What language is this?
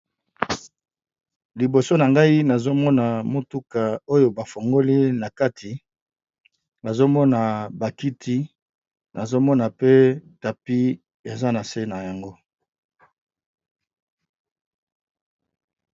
Lingala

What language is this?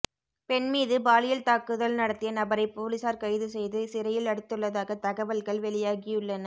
Tamil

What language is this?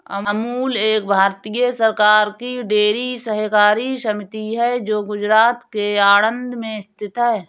Hindi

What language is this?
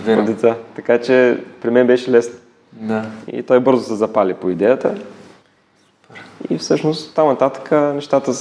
Bulgarian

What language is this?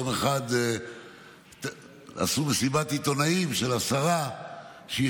Hebrew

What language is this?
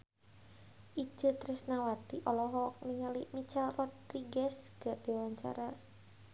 Sundanese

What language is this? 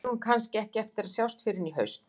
Icelandic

